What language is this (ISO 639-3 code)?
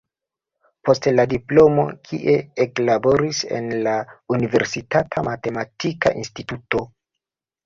epo